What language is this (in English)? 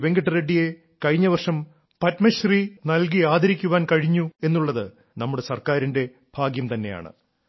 Malayalam